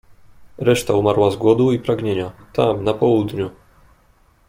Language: Polish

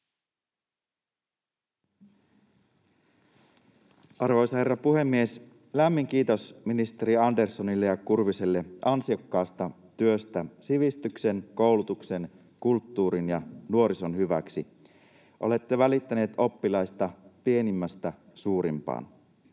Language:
Finnish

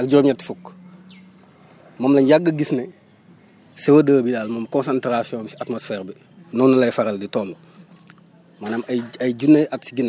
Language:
Wolof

